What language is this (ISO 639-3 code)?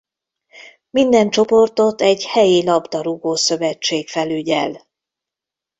hun